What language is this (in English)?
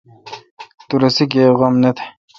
Kalkoti